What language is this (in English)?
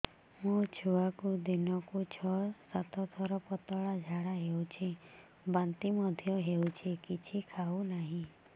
Odia